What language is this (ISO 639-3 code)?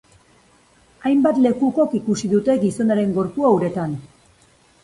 eus